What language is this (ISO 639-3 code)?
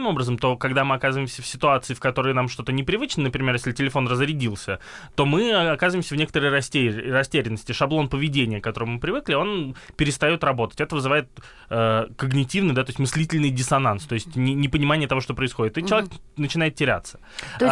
rus